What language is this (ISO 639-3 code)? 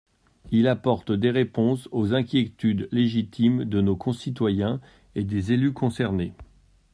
fra